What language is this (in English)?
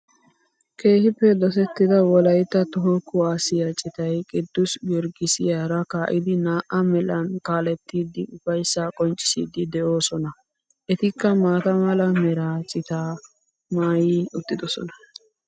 Wolaytta